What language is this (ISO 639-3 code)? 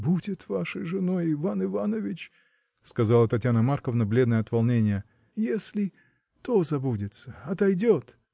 rus